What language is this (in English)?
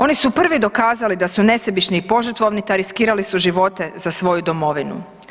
Croatian